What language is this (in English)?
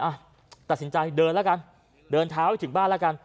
Thai